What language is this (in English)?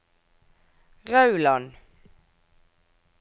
Norwegian